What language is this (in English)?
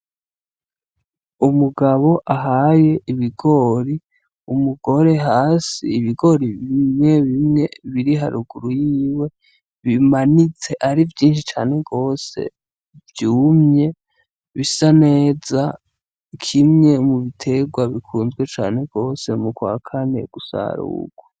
Rundi